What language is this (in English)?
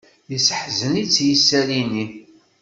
Kabyle